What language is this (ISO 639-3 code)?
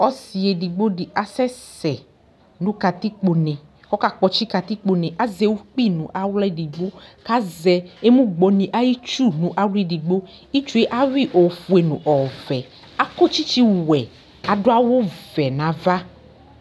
kpo